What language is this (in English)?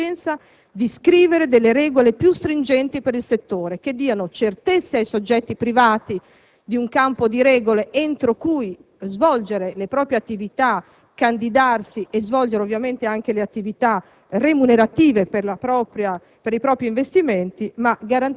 Italian